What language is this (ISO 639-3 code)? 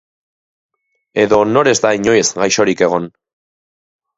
eus